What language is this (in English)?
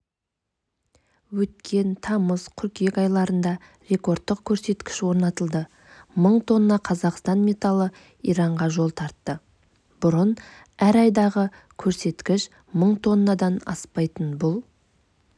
Kazakh